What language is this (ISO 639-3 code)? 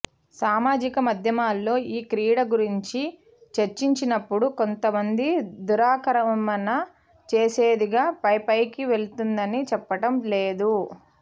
tel